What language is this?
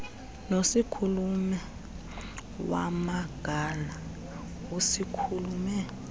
Xhosa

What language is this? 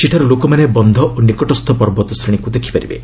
Odia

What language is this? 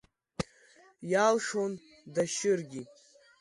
Abkhazian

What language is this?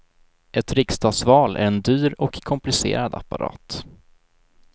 Swedish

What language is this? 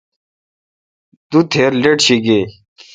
Kalkoti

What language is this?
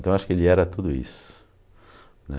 Portuguese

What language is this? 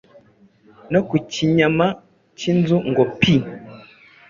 Kinyarwanda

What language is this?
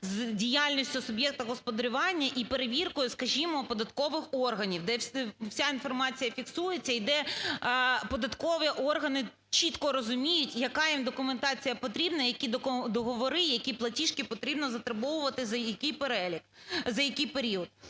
Ukrainian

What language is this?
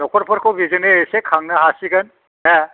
Bodo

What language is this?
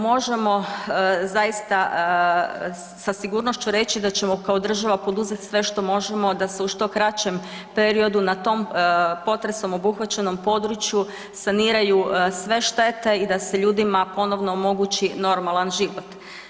Croatian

